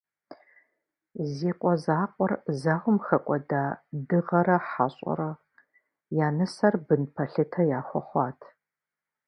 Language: Kabardian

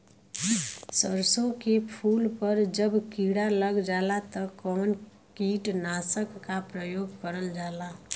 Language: Bhojpuri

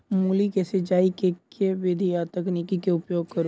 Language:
Maithili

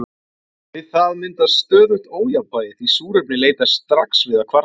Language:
Icelandic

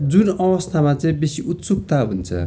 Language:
Nepali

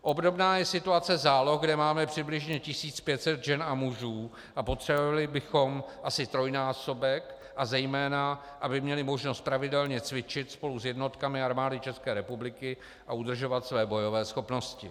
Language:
Czech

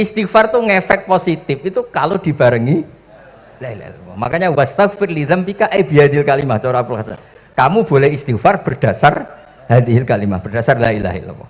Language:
Indonesian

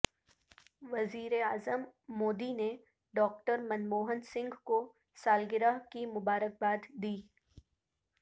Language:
Urdu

